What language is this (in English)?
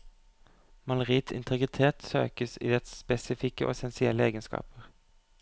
Norwegian